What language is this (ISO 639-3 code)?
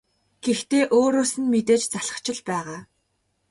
mon